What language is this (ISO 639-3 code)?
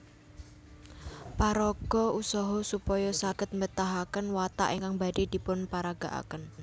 jav